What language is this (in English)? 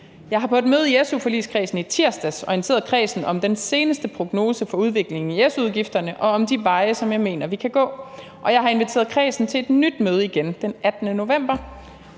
Danish